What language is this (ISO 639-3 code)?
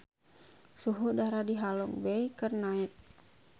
sun